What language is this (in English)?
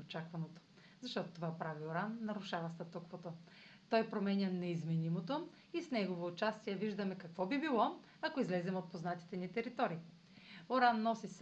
Bulgarian